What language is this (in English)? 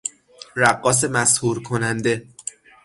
Persian